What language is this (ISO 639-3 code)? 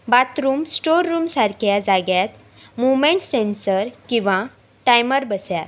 kok